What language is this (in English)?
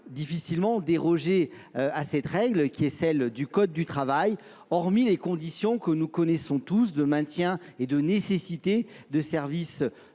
French